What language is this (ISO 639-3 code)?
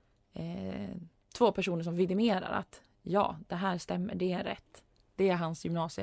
swe